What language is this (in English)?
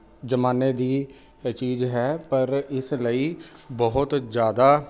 Punjabi